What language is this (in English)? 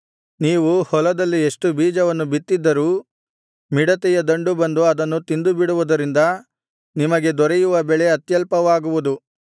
Kannada